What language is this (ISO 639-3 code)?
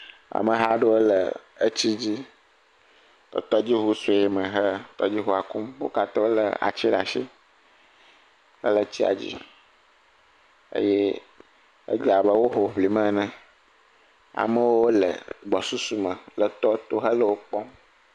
ewe